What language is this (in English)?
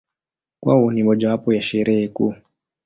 Swahili